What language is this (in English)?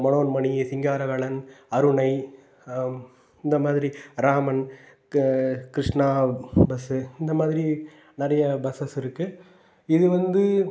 Tamil